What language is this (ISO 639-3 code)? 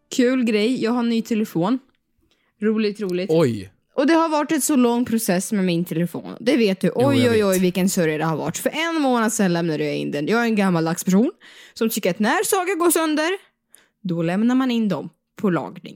swe